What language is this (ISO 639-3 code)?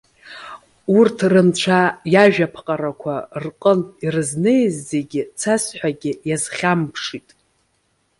abk